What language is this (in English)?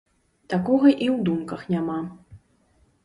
Belarusian